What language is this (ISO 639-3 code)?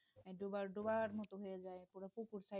ben